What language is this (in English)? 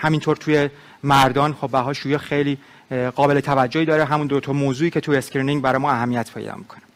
Persian